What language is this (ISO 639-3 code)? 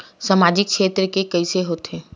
hne